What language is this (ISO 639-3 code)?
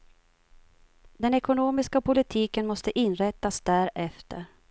swe